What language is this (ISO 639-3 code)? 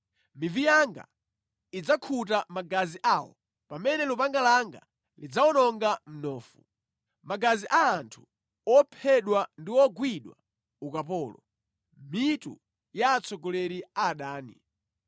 nya